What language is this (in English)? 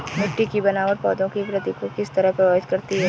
Hindi